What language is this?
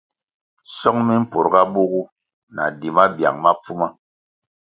Kwasio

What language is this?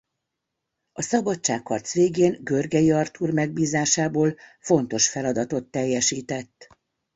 Hungarian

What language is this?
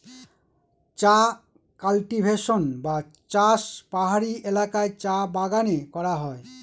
Bangla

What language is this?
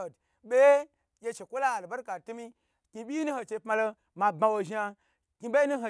Gbagyi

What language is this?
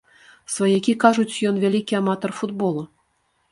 Belarusian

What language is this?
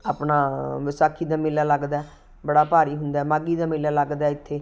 Punjabi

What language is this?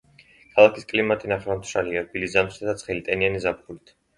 Georgian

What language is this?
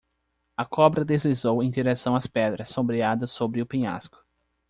Portuguese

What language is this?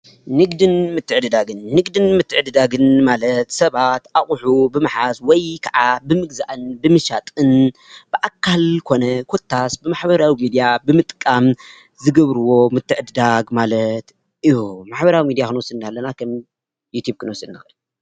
Tigrinya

